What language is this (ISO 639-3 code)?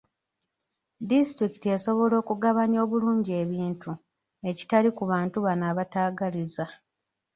lug